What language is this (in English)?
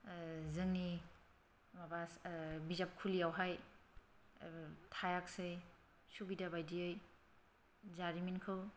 Bodo